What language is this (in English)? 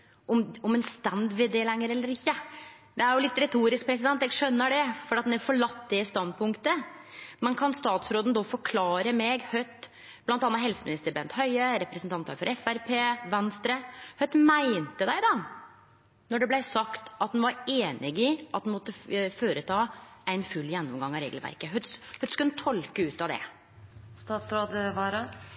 Norwegian Nynorsk